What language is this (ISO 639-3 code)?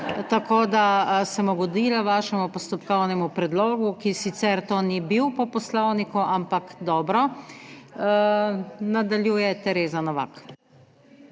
slv